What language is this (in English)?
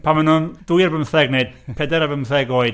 Welsh